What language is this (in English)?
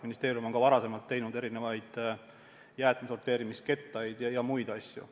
Estonian